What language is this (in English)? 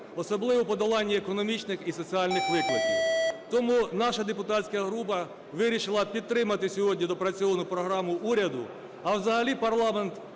Ukrainian